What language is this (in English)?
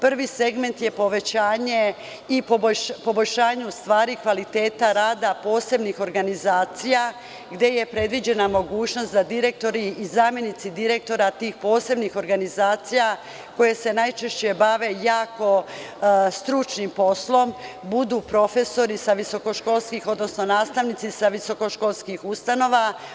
Serbian